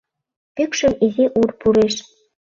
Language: Mari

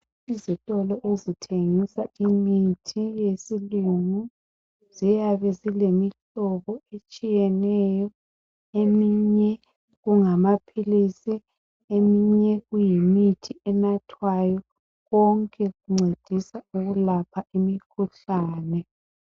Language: North Ndebele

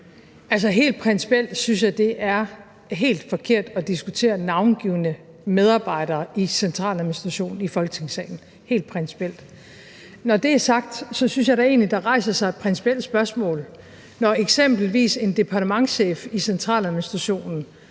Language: Danish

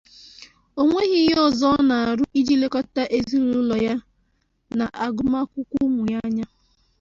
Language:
Igbo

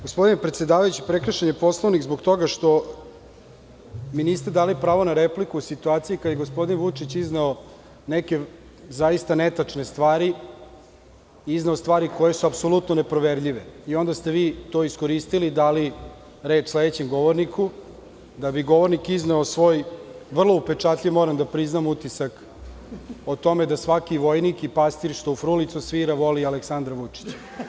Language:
Serbian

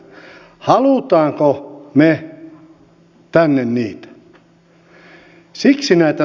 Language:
Finnish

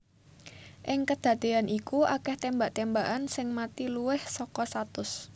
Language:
Javanese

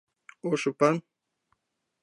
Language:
Mari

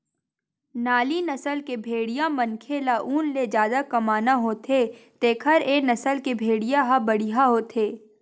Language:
Chhattisgarhi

